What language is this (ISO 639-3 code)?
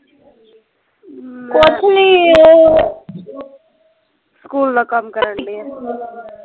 pan